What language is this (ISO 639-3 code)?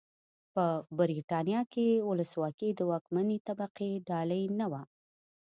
pus